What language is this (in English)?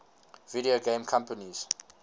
English